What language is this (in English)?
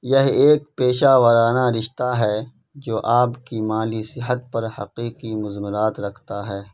Urdu